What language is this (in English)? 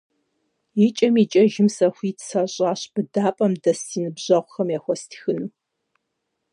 Kabardian